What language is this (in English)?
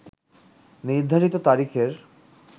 Bangla